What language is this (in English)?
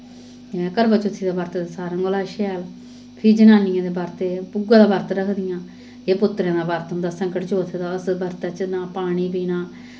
Dogri